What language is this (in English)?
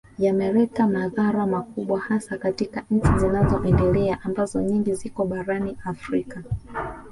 Swahili